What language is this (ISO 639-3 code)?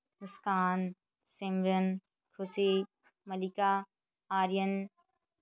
pan